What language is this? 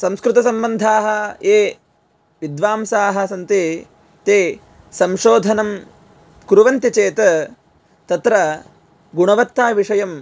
Sanskrit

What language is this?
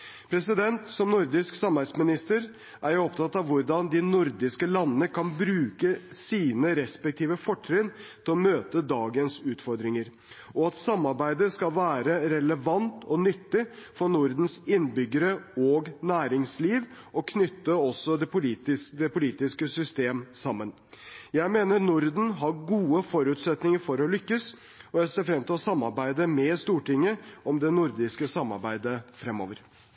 Norwegian Bokmål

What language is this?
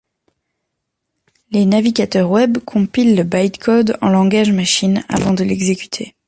French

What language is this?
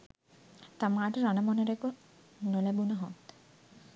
Sinhala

